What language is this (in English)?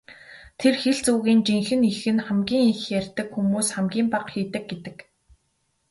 Mongolian